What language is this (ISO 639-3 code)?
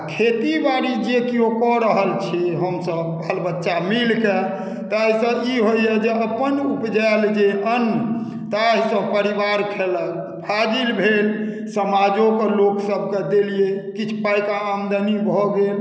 mai